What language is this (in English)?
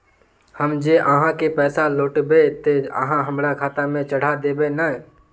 Magahi